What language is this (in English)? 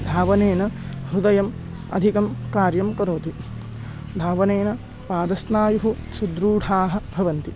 Sanskrit